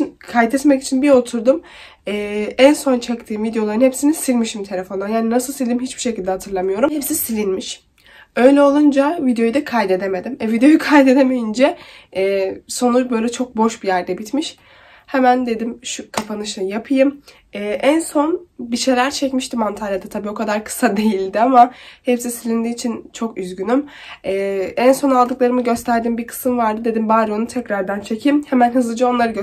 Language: Turkish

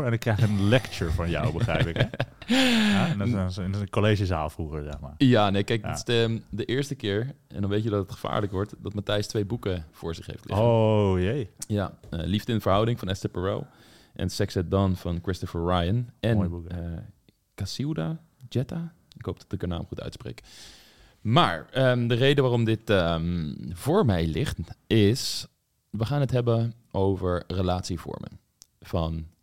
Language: Dutch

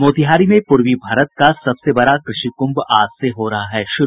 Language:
Hindi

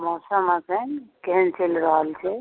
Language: Maithili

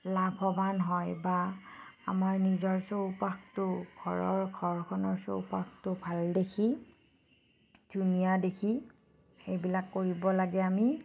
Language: Assamese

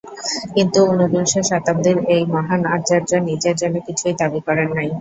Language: Bangla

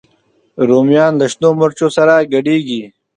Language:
Pashto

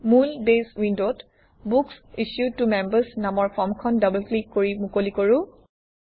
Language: Assamese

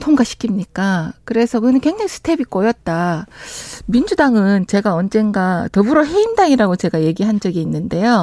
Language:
Korean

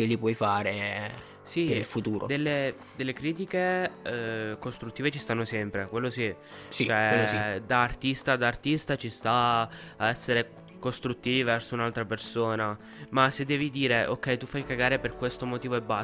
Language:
Italian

